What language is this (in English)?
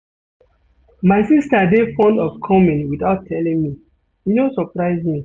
Nigerian Pidgin